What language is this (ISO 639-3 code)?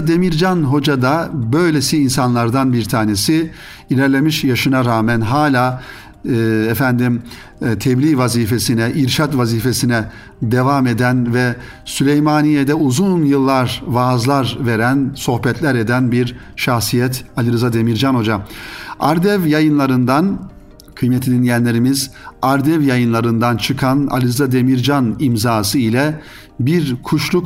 tur